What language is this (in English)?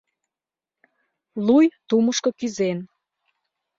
Mari